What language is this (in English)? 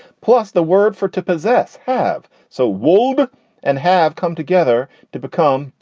English